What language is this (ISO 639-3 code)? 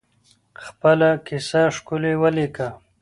pus